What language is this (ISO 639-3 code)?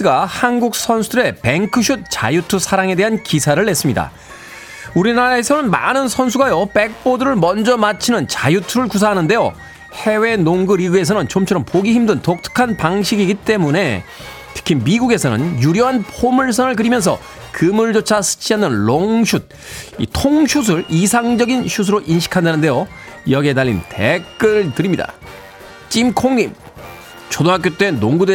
kor